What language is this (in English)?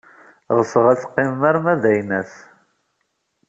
Kabyle